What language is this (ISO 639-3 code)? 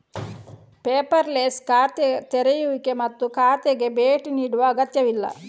kan